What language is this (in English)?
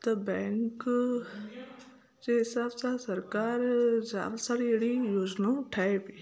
Sindhi